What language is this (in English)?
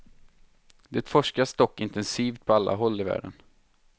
Swedish